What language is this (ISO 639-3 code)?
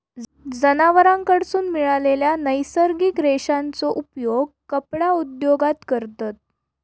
mar